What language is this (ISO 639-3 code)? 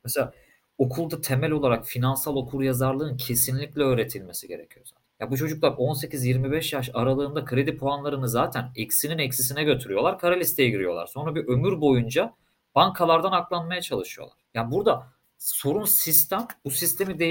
tur